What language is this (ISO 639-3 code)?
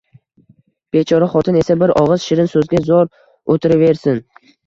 uzb